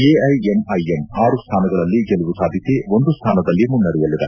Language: Kannada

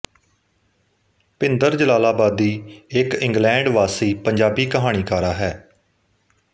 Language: Punjabi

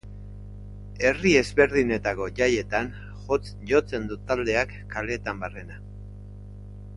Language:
Basque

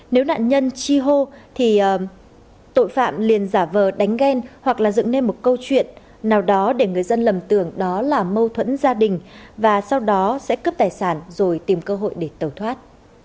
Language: Vietnamese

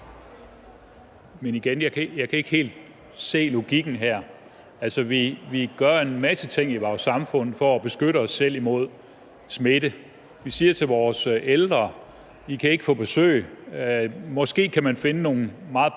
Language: Danish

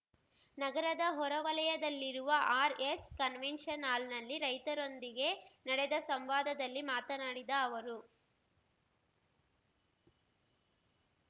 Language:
Kannada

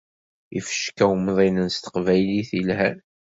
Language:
Kabyle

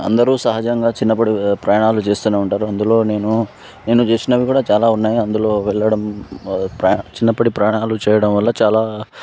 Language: Telugu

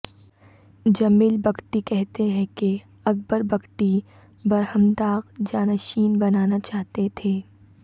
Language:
Urdu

